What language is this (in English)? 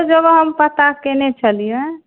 Maithili